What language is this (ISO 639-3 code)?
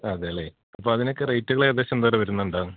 mal